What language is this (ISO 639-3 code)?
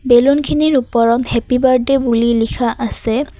asm